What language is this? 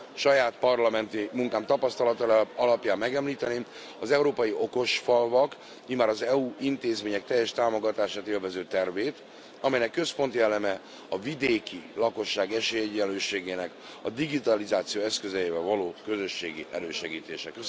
Hungarian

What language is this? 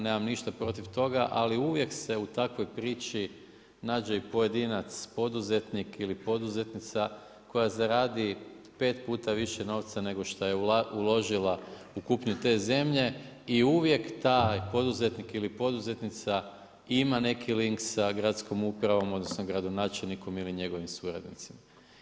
Croatian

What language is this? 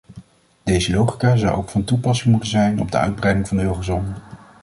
Dutch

